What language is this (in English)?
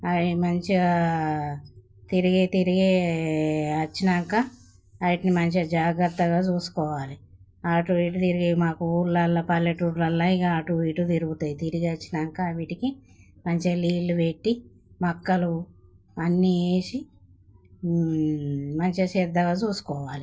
Telugu